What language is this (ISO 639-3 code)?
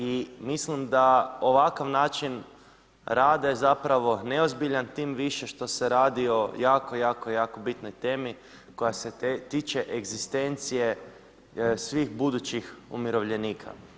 hrv